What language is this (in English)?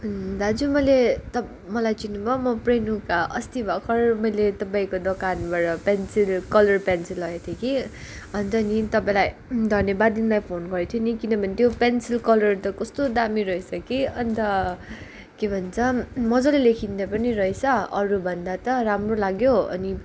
Nepali